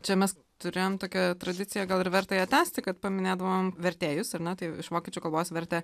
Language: Lithuanian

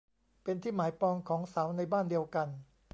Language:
Thai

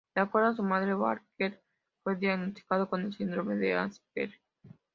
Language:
Spanish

